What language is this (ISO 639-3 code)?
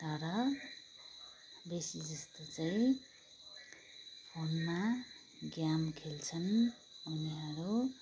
nep